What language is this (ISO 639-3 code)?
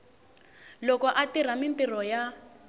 tso